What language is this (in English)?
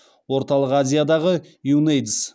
Kazakh